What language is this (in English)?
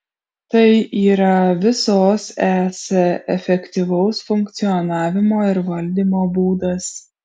Lithuanian